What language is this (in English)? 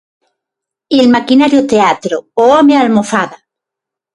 Galician